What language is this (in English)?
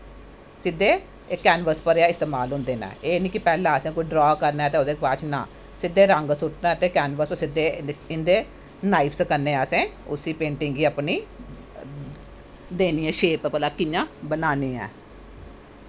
Dogri